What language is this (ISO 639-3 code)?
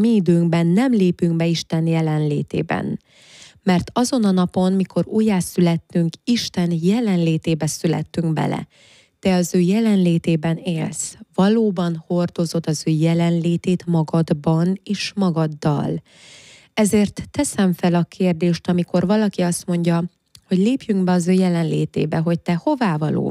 hun